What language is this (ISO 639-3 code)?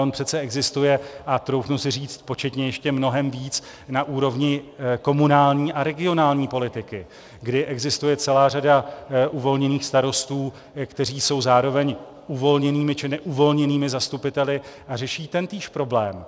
ces